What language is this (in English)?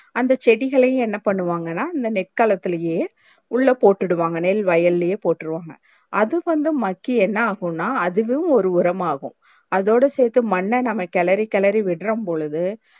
Tamil